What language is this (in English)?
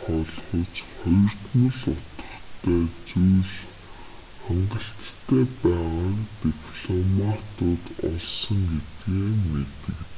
Mongolian